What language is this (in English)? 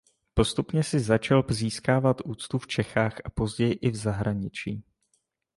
Czech